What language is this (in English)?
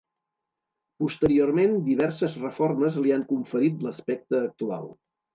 Catalan